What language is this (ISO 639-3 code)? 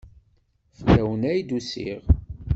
kab